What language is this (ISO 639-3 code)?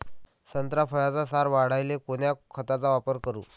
mar